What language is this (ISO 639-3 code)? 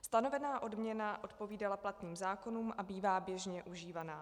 ces